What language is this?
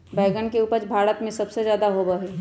Magahi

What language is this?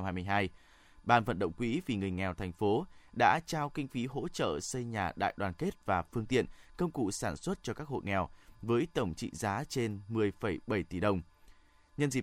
Vietnamese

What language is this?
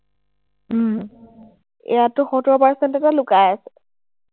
Assamese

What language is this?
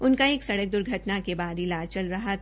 Hindi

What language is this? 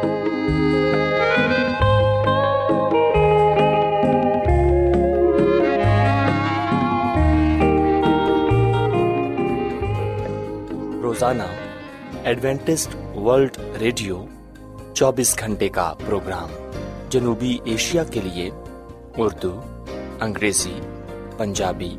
Urdu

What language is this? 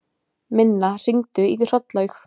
Icelandic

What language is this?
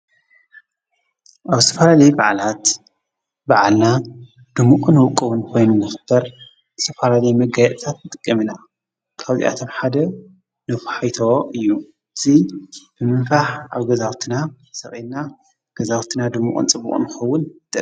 Tigrinya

